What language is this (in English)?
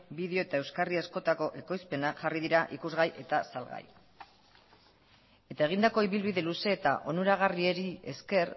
Basque